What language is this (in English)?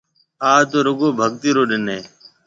Marwari (Pakistan)